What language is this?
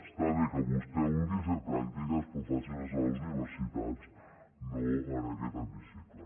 Catalan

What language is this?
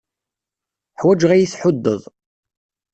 Kabyle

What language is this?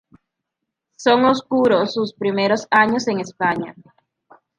Spanish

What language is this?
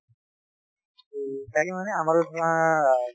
Assamese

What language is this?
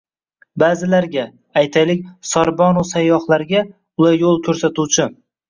Uzbek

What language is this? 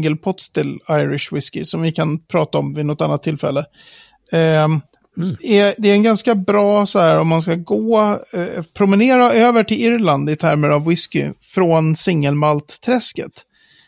Swedish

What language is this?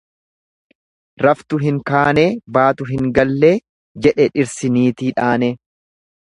Oromo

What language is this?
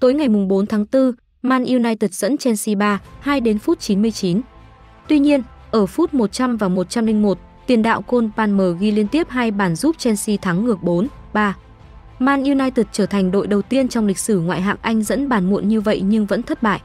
Vietnamese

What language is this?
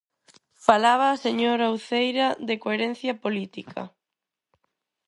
Galician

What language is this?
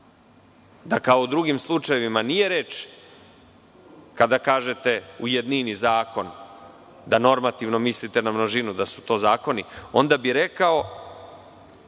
Serbian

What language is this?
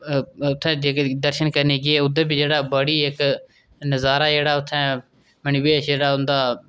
Dogri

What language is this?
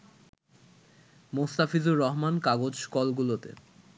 Bangla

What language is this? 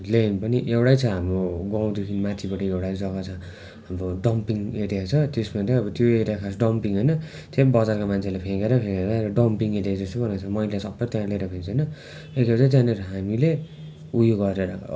Nepali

